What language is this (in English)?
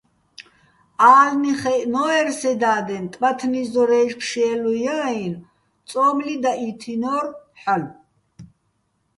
Bats